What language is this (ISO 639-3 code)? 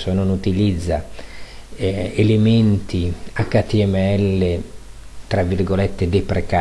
ita